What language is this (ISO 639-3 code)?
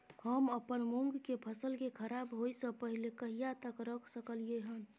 mai